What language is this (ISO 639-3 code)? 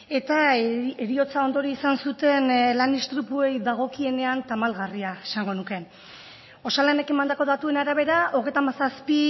eus